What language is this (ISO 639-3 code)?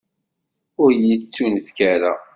kab